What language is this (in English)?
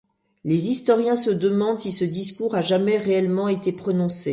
French